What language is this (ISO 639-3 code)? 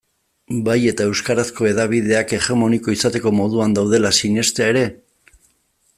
eus